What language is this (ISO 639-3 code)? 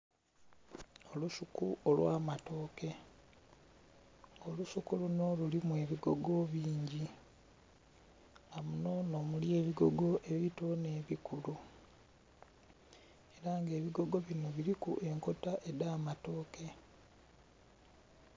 xog